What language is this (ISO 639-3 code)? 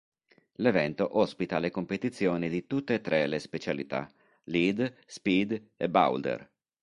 ita